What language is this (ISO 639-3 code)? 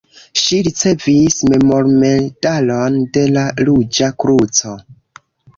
epo